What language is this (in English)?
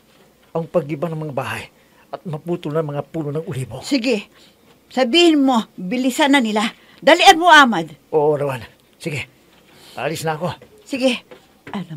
Filipino